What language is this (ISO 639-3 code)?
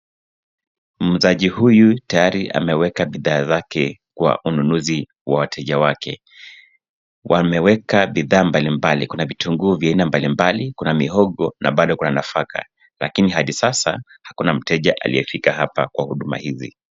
swa